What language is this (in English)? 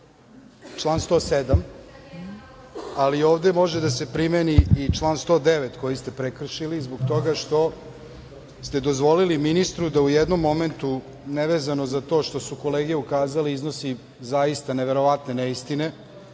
Serbian